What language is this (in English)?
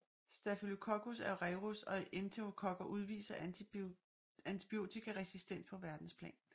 Danish